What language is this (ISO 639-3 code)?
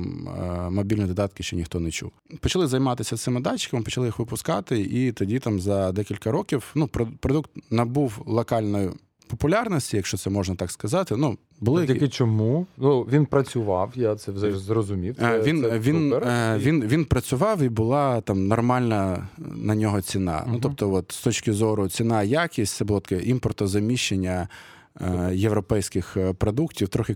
ukr